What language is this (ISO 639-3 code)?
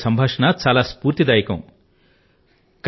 tel